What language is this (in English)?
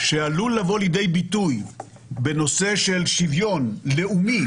Hebrew